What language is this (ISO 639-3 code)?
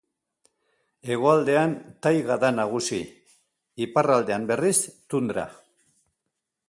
eus